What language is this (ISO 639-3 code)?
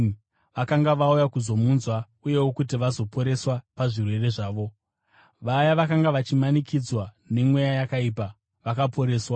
sna